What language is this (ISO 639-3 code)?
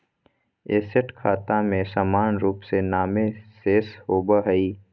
mag